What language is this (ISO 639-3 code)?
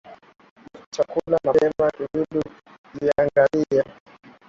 swa